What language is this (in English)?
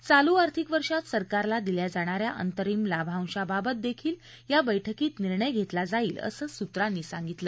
Marathi